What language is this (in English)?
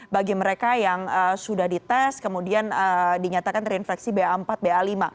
Indonesian